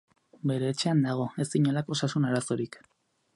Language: Basque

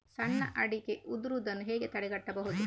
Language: Kannada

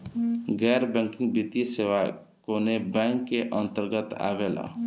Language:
Bhojpuri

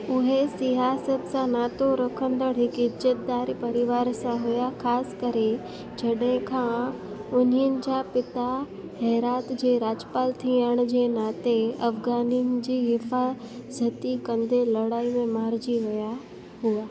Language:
Sindhi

